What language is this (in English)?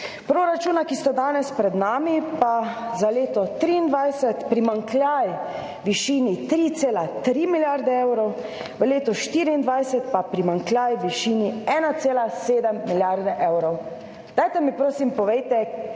Slovenian